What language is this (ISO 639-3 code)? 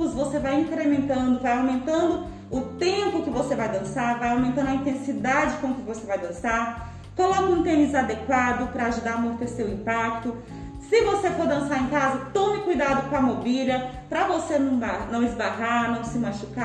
por